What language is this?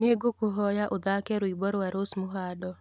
Kikuyu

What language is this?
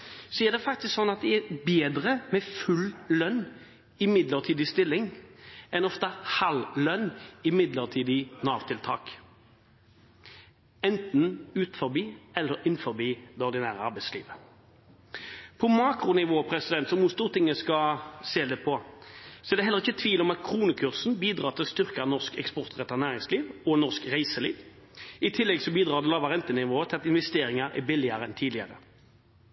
Norwegian Bokmål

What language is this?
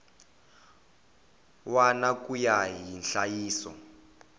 Tsonga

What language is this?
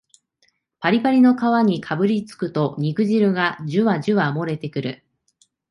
Japanese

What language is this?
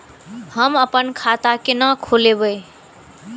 Maithili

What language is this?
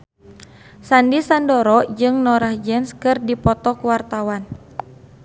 Sundanese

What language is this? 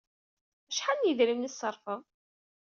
Kabyle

